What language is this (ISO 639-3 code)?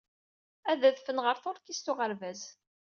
kab